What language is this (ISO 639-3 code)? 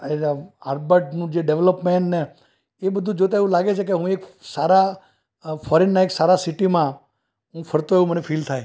guj